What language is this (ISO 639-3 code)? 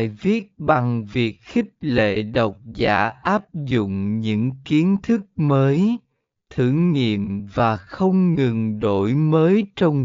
vie